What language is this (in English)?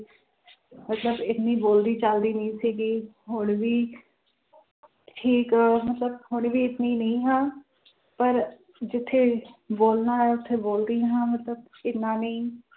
Punjabi